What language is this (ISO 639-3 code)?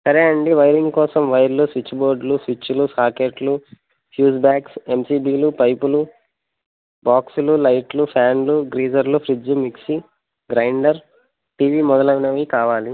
tel